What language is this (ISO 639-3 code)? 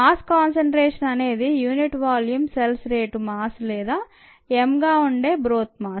tel